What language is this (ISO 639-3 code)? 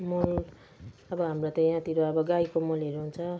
nep